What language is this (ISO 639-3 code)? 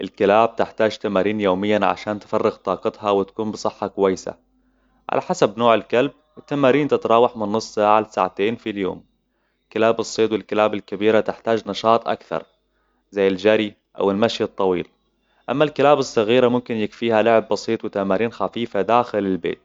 acw